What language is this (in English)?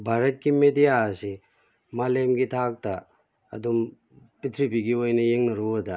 Manipuri